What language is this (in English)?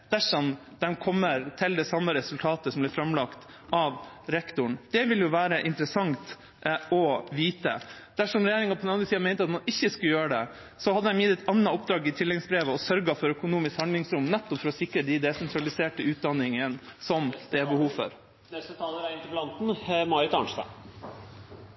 Norwegian Bokmål